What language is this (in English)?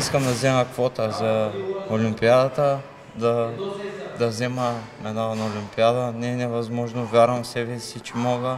Bulgarian